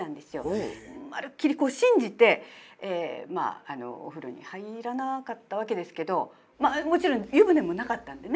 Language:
Japanese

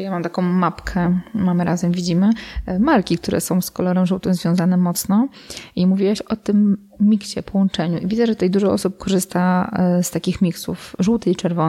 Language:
Polish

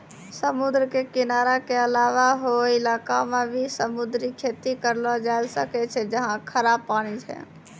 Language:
Maithili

